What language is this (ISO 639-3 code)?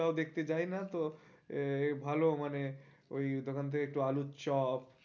ben